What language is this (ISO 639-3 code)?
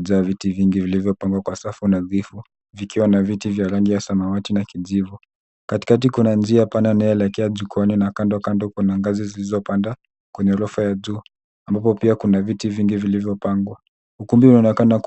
swa